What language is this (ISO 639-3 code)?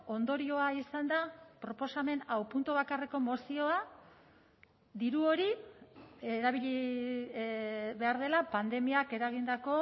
eus